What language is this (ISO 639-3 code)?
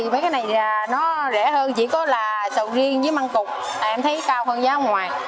vie